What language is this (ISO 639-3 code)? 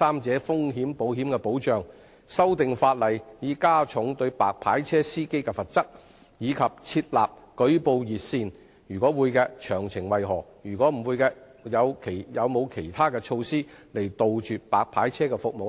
yue